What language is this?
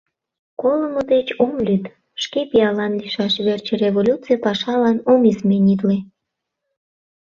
Mari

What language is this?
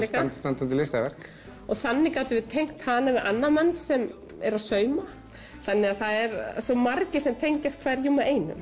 Icelandic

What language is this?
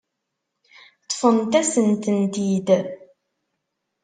Kabyle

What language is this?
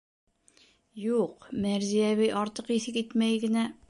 Bashkir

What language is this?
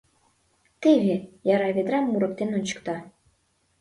Mari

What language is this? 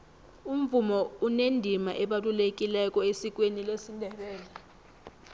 South Ndebele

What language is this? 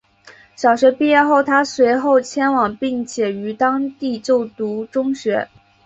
Chinese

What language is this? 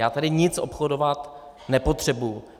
Czech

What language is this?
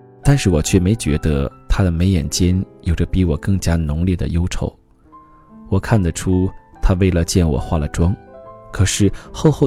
Chinese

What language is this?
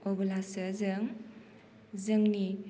Bodo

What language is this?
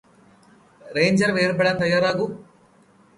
Malayalam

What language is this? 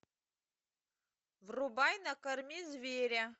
Russian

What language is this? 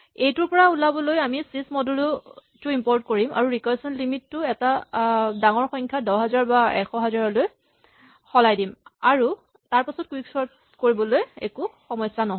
Assamese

